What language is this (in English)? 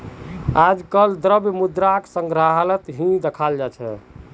Magahi